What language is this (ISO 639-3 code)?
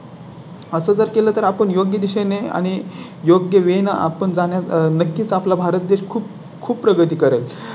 mar